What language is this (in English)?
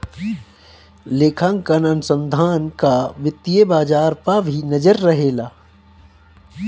Bhojpuri